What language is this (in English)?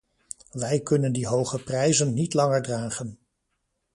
Dutch